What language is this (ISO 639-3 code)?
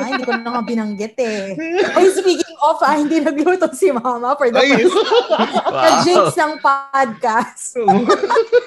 fil